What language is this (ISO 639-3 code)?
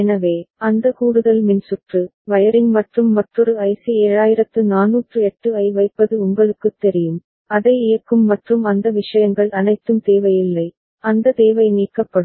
tam